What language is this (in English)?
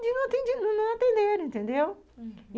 Portuguese